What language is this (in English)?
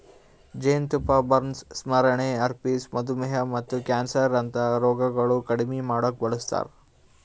Kannada